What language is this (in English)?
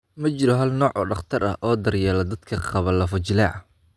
Somali